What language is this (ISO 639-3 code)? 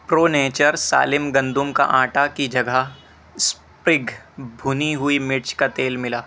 urd